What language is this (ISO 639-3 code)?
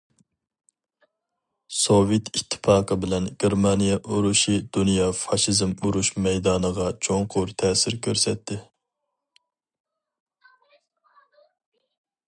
uig